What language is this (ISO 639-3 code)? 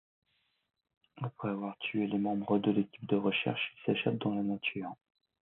fra